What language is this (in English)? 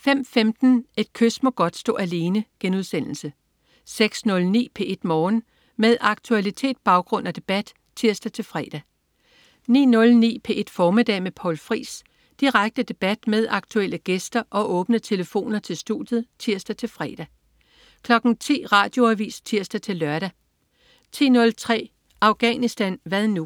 Danish